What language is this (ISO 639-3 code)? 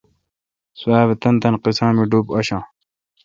xka